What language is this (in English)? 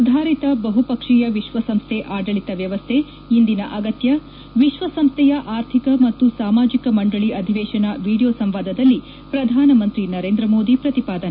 Kannada